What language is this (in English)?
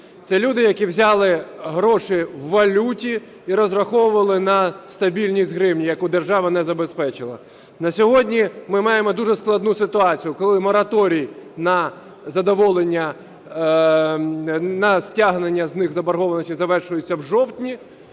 Ukrainian